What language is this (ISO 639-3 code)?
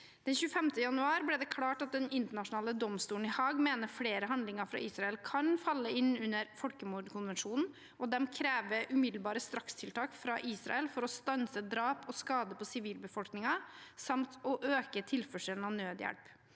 nor